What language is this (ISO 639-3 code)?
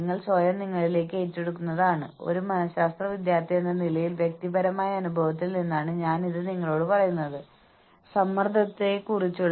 mal